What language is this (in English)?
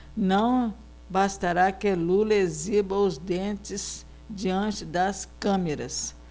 Portuguese